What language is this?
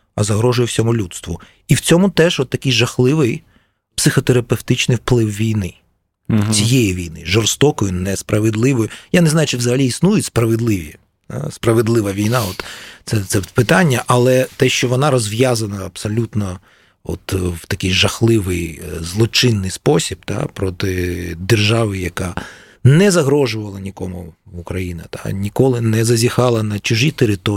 Ukrainian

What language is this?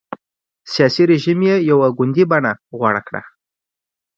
Pashto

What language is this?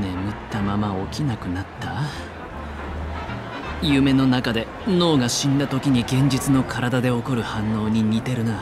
Japanese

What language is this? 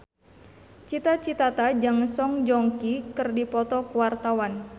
Sundanese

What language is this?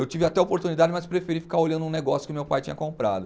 Portuguese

